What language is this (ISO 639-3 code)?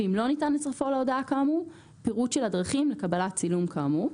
heb